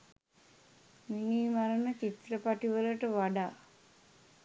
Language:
Sinhala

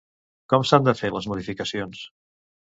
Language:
Catalan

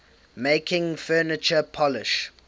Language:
English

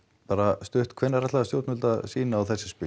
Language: Icelandic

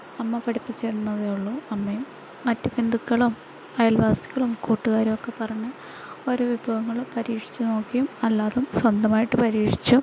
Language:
Malayalam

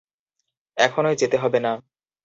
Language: Bangla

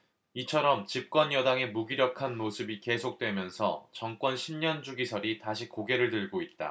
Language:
Korean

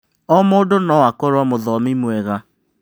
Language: Kikuyu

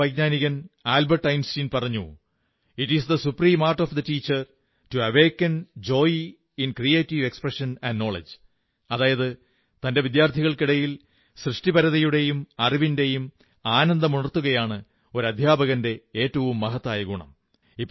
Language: Malayalam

